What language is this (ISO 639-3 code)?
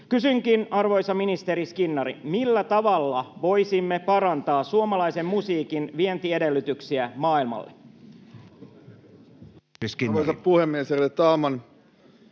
fin